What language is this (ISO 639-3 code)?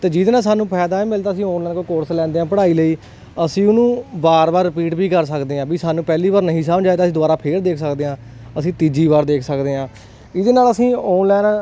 pan